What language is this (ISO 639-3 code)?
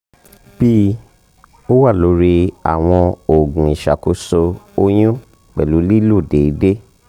yor